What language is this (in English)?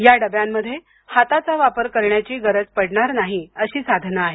Marathi